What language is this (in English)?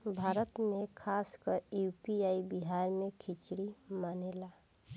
Bhojpuri